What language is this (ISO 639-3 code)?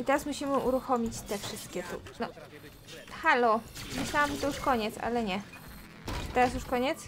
pol